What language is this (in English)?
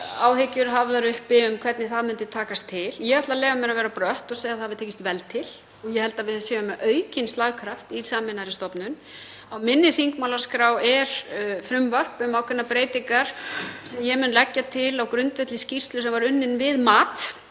Icelandic